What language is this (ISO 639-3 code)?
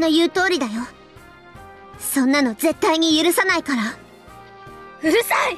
ita